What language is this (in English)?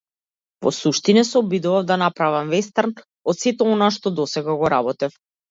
Macedonian